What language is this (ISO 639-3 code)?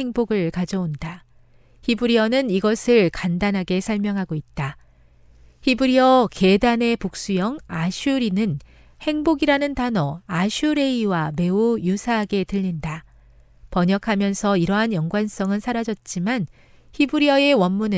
kor